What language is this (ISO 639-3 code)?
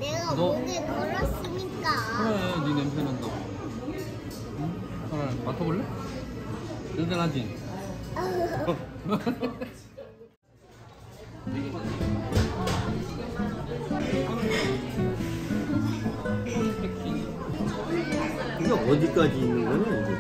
kor